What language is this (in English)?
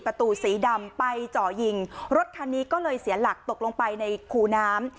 Thai